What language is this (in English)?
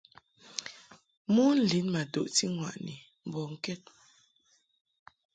Mungaka